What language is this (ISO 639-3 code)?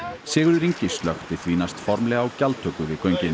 isl